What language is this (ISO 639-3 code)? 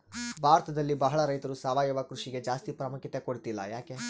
kan